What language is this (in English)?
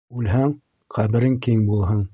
Bashkir